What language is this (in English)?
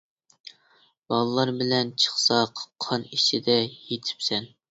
Uyghur